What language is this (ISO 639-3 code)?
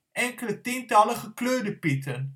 nld